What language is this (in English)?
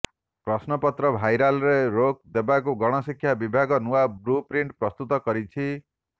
Odia